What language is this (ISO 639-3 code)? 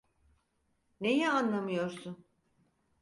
tur